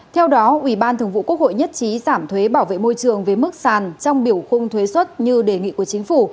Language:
Vietnamese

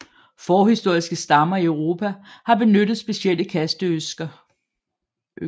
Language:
Danish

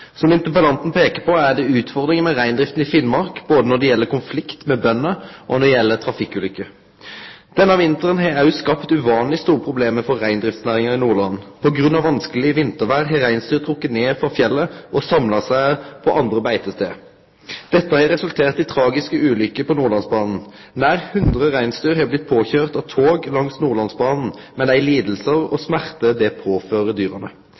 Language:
Norwegian Nynorsk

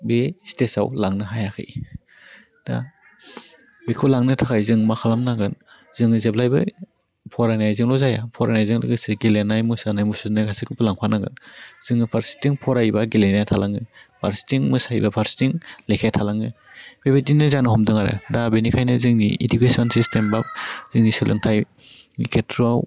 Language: Bodo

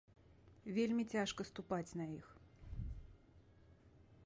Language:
Belarusian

